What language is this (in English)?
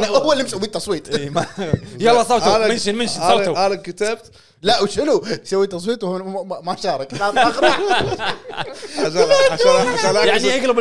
Arabic